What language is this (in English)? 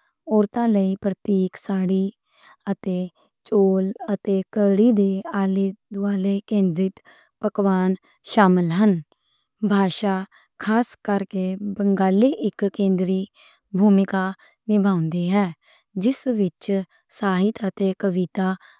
Western Panjabi